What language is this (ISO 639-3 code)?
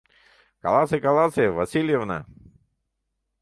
chm